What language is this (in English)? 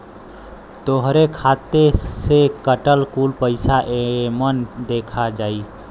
Bhojpuri